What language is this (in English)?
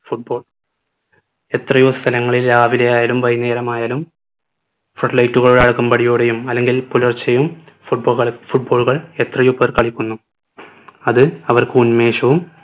Malayalam